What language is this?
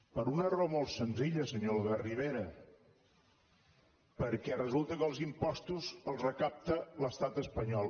Catalan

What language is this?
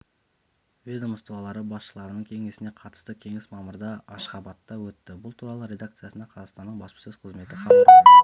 Kazakh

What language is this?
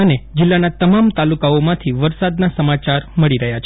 Gujarati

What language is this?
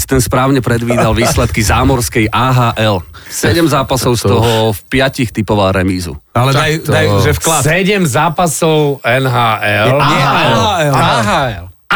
Slovak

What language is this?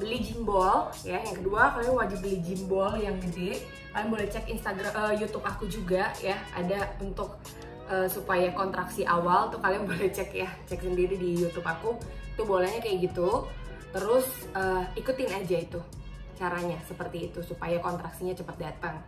Indonesian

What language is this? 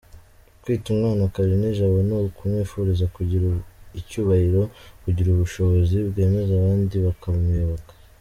Kinyarwanda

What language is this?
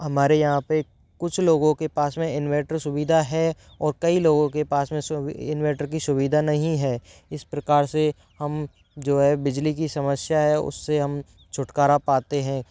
Hindi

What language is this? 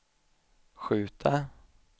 Swedish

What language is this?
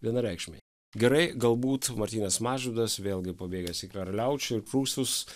Lithuanian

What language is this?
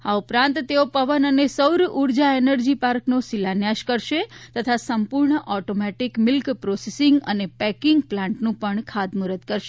Gujarati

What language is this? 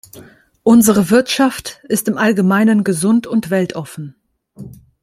German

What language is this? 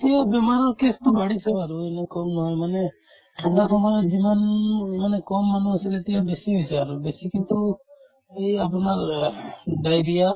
Assamese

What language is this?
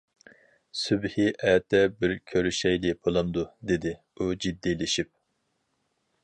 Uyghur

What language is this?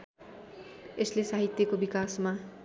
Nepali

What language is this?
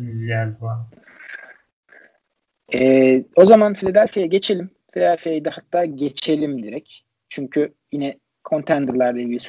Turkish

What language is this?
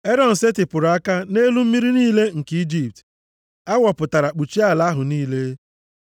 Igbo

